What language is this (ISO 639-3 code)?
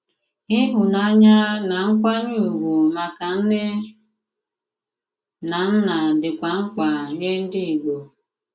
ibo